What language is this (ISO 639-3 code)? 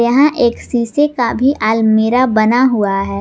hin